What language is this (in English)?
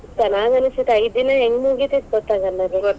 Kannada